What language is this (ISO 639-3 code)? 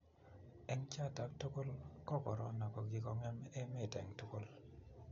kln